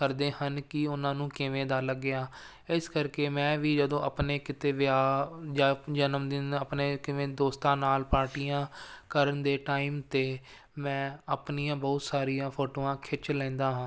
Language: Punjabi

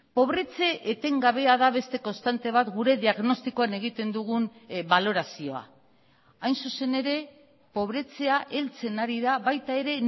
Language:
Basque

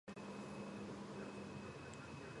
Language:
Georgian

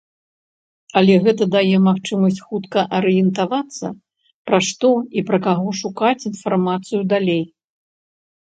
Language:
Belarusian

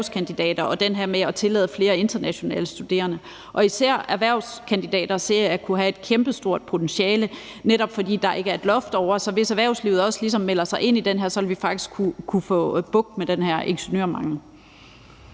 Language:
Danish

